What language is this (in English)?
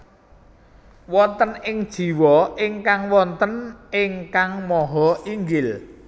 Javanese